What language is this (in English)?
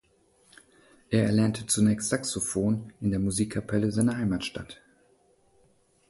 German